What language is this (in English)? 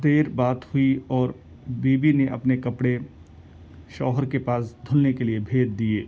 Urdu